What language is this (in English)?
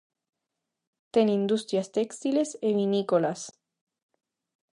Galician